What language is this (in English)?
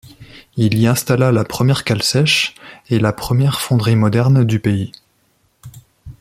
French